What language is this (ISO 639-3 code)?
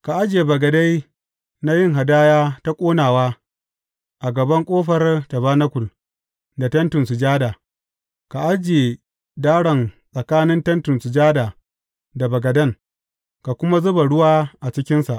hau